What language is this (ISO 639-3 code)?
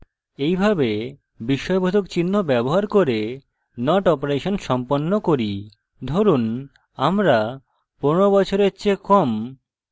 ben